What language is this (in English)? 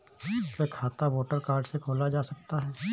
Hindi